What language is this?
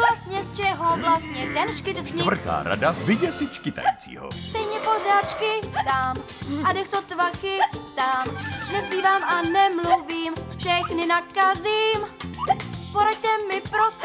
Czech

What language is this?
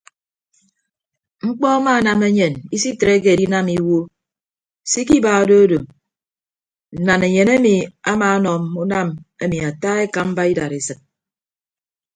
Ibibio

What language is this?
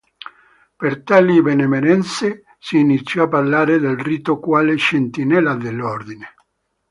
Italian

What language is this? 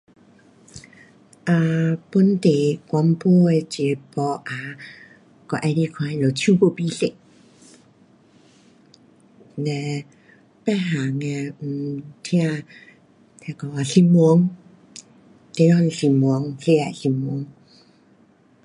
Pu-Xian Chinese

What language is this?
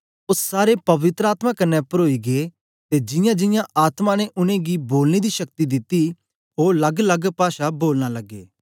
Dogri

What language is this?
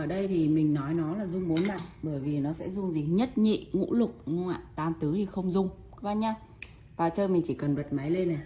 Vietnamese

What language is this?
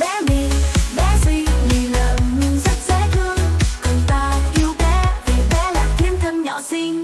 Vietnamese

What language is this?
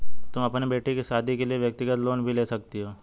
Hindi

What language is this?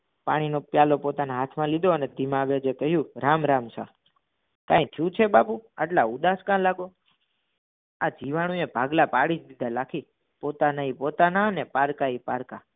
Gujarati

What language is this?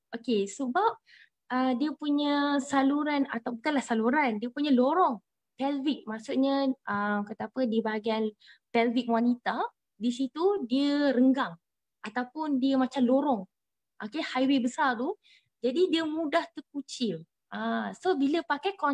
Malay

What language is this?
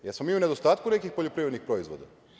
Serbian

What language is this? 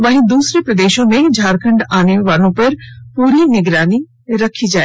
Hindi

